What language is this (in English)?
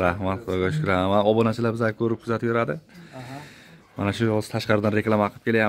Turkish